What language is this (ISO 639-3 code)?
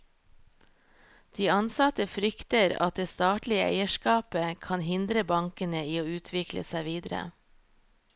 nor